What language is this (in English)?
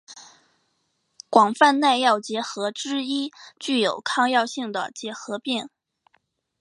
Chinese